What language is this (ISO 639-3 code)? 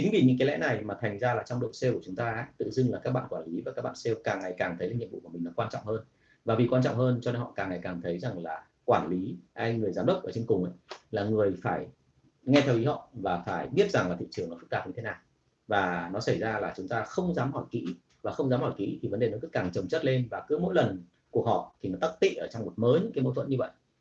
vie